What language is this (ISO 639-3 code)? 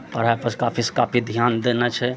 mai